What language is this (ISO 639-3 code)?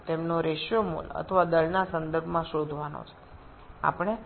ben